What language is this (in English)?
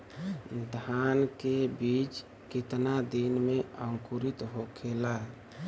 Bhojpuri